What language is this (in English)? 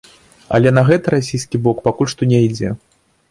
Belarusian